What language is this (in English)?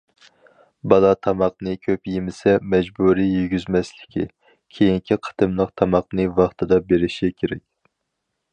Uyghur